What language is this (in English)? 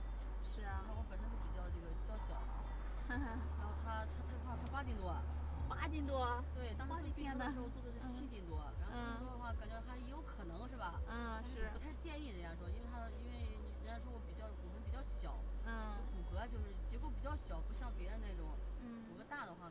Chinese